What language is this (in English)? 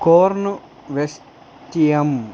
Telugu